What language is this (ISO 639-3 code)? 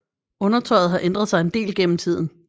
dan